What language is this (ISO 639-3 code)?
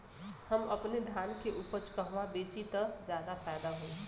bho